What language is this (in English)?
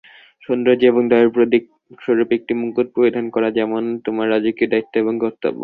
Bangla